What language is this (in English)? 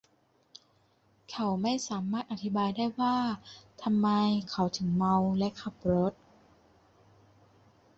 Thai